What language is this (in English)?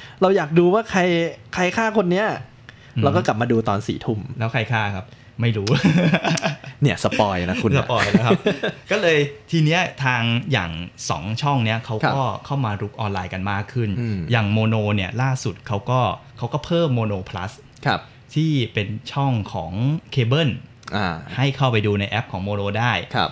Thai